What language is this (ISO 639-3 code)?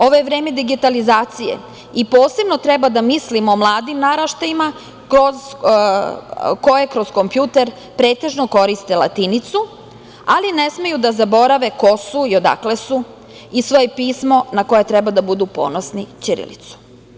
srp